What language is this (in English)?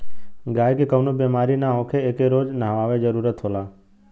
Bhojpuri